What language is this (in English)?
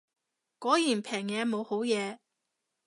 Cantonese